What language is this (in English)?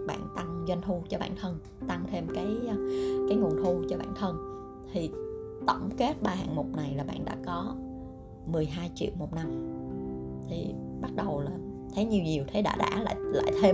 Vietnamese